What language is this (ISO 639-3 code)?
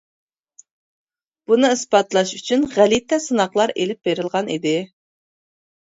uig